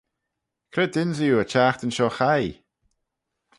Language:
Manx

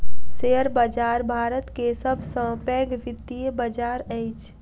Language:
Maithili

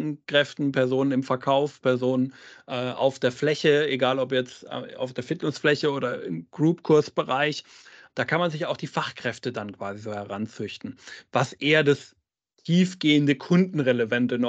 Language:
German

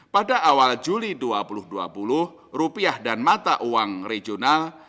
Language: Indonesian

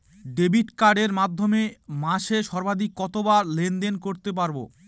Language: Bangla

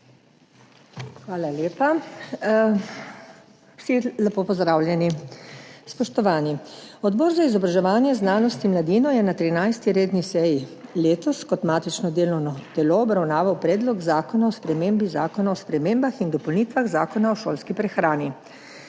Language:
Slovenian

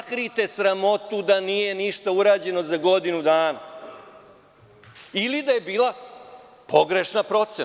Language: Serbian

